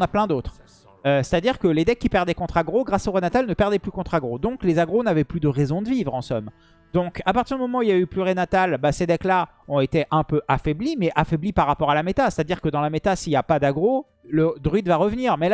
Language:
French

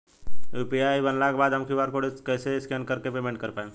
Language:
Bhojpuri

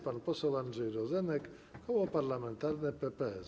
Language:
Polish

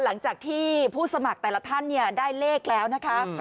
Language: Thai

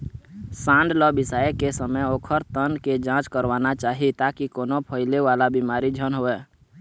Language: Chhattisgarhi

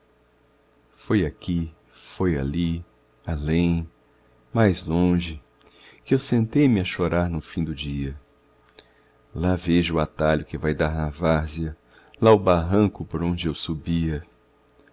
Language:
Portuguese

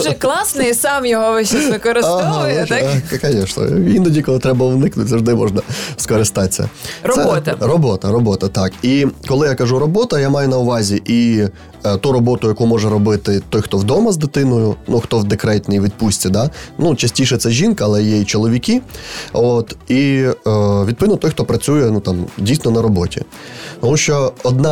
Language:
Ukrainian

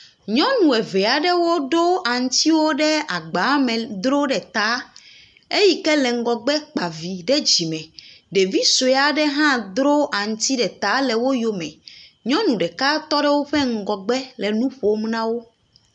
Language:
Ewe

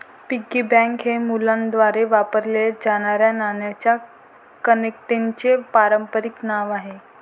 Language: Marathi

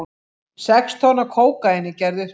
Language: Icelandic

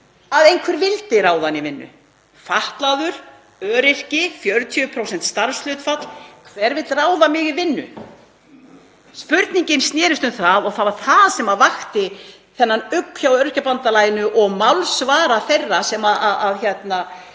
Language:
Icelandic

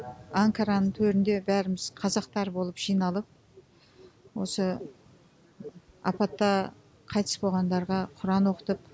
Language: Kazakh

